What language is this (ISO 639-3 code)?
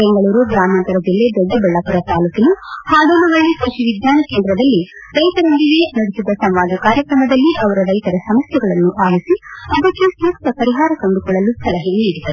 kan